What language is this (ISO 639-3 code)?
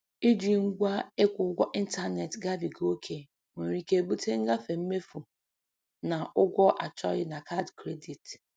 ibo